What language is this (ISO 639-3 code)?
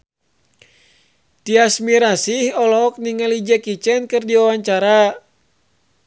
sun